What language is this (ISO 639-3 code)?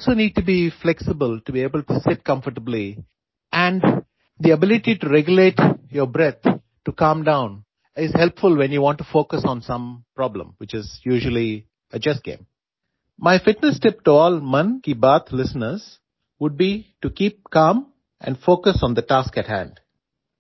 pan